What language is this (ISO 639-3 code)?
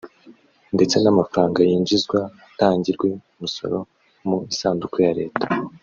kin